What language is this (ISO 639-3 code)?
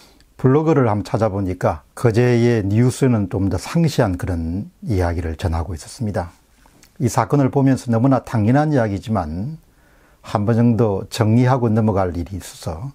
kor